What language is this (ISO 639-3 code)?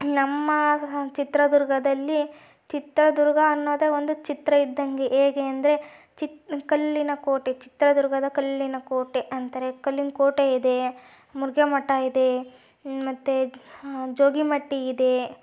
kan